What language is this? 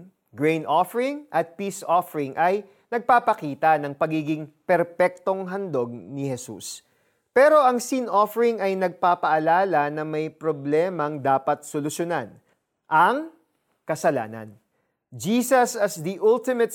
Filipino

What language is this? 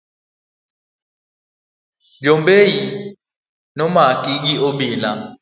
Luo (Kenya and Tanzania)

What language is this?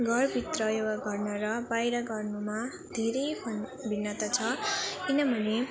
Nepali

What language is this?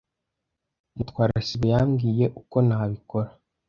Kinyarwanda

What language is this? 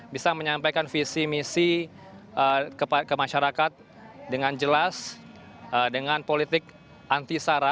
Indonesian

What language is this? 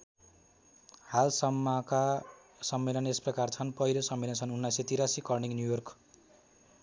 Nepali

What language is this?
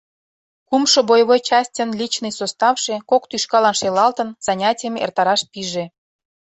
Mari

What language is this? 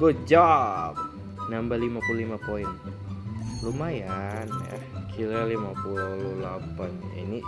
Indonesian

